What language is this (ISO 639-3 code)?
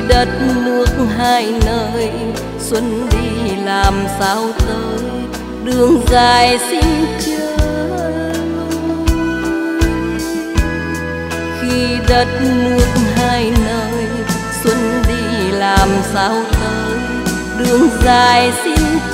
vie